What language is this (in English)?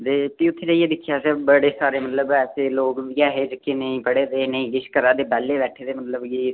Dogri